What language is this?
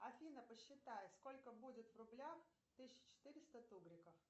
Russian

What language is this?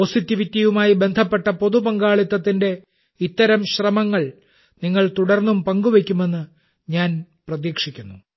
Malayalam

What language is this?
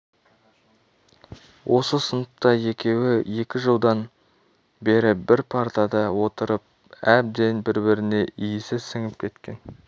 Kazakh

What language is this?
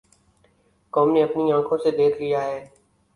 Urdu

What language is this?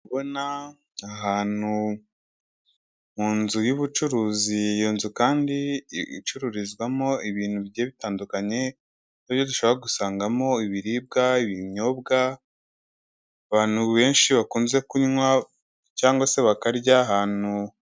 Kinyarwanda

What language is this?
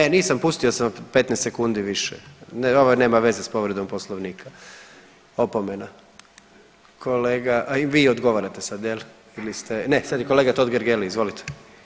Croatian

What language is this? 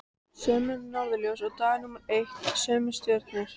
Icelandic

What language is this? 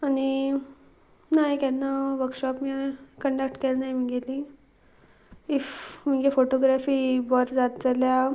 Konkani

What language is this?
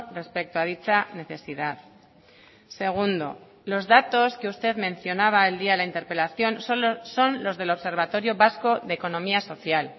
Spanish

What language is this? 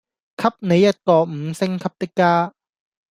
Cantonese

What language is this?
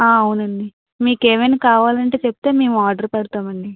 Telugu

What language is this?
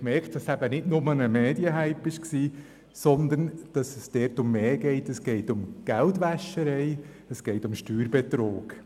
Swiss German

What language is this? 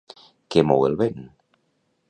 Catalan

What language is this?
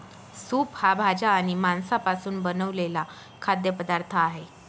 Marathi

